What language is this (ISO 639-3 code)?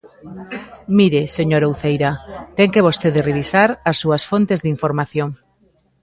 glg